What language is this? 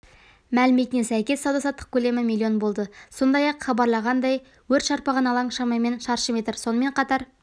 Kazakh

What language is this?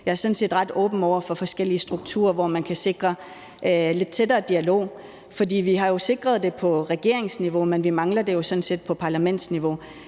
Danish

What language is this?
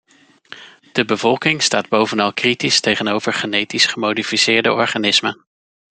Dutch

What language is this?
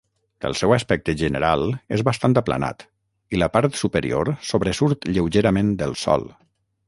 Catalan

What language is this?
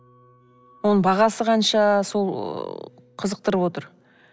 Kazakh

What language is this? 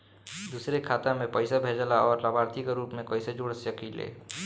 Bhojpuri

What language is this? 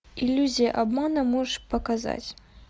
Russian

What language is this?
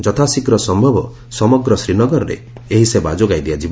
Odia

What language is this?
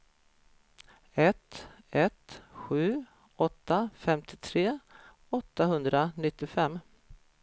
Swedish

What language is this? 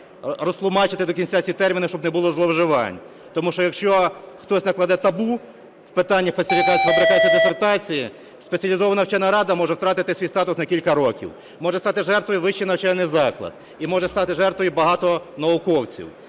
Ukrainian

